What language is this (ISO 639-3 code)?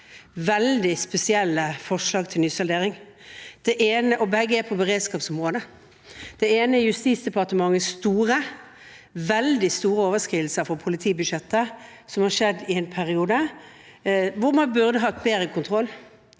nor